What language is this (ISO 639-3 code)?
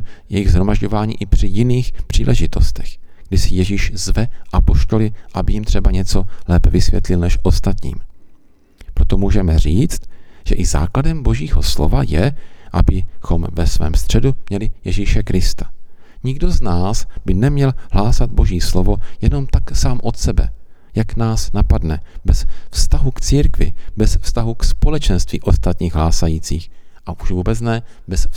ces